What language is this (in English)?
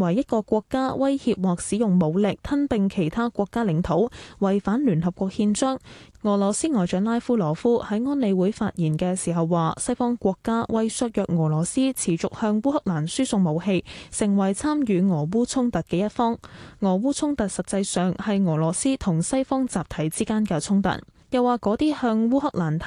Chinese